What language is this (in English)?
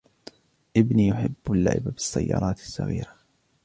Arabic